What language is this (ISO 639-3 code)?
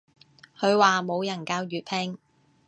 yue